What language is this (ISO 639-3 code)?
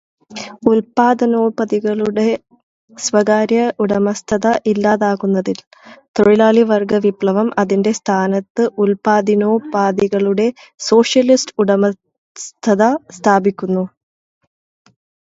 mal